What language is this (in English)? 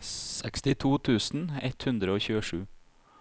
Norwegian